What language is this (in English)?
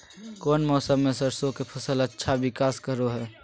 Magahi